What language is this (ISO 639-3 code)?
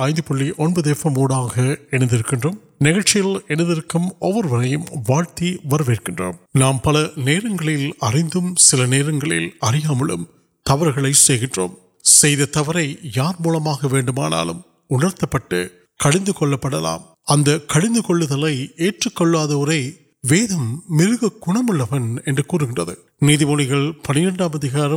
urd